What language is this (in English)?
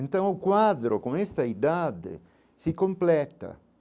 Portuguese